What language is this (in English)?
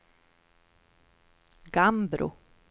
Swedish